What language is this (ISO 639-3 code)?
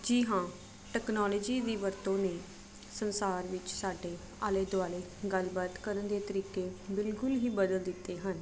pan